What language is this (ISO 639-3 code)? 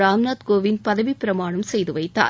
tam